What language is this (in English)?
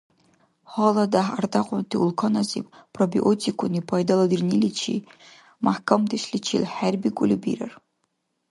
Dargwa